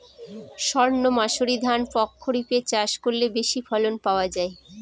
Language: Bangla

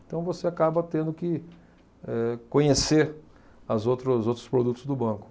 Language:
Portuguese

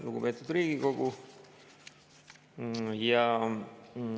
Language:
Estonian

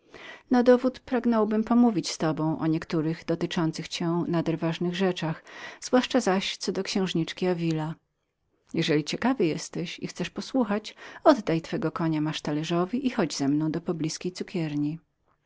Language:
Polish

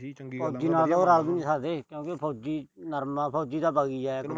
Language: Punjabi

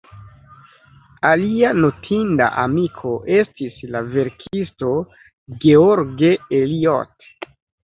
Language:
Esperanto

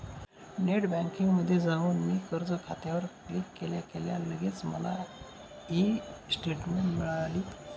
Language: Marathi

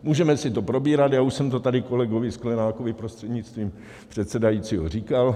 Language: Czech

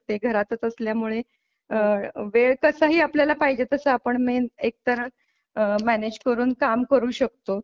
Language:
Marathi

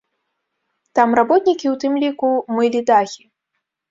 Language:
Belarusian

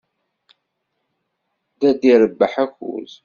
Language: Kabyle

